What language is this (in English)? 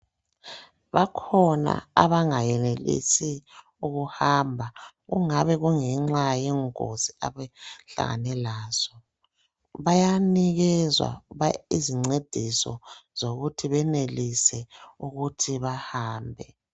North Ndebele